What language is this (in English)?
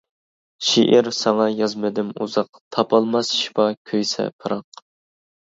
Uyghur